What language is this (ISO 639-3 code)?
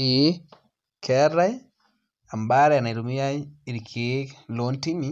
mas